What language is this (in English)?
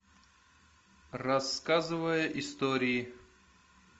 Russian